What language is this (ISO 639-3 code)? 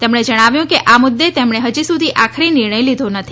guj